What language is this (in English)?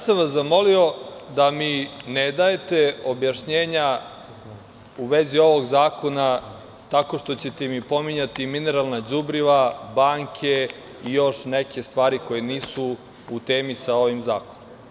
Serbian